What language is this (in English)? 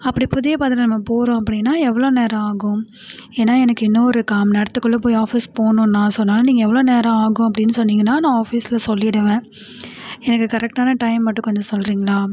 Tamil